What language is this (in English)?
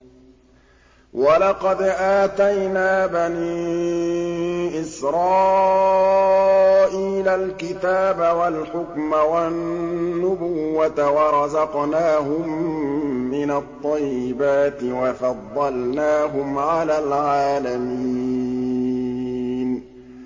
Arabic